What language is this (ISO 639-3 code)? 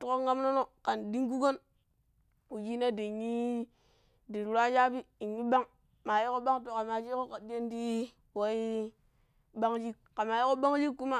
pip